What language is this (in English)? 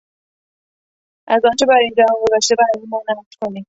Persian